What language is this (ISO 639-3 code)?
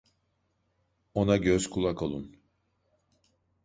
tur